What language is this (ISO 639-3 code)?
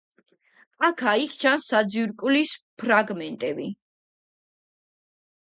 kat